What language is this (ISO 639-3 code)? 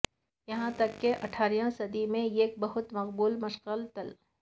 urd